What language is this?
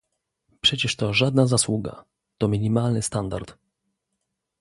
Polish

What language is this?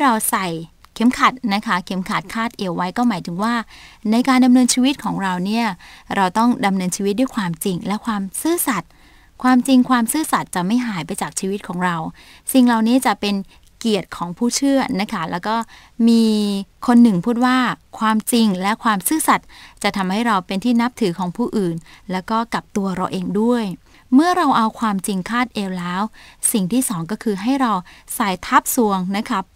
Thai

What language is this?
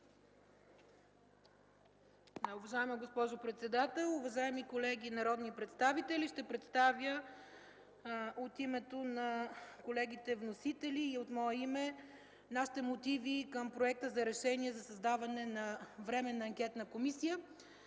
Bulgarian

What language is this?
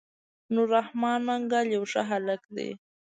Pashto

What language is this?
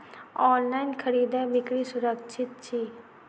Maithili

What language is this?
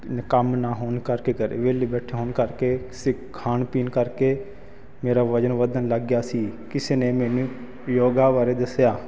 Punjabi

